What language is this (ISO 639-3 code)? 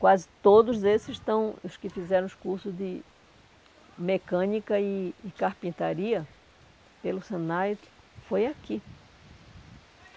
por